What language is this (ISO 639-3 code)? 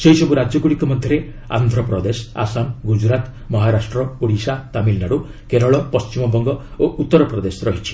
ori